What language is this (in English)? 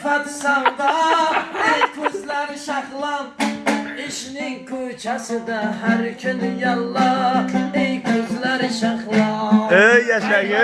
Turkish